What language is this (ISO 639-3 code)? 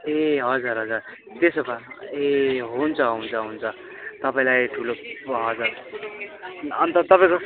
nep